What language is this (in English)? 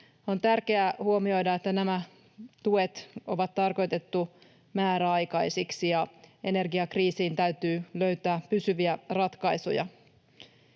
Finnish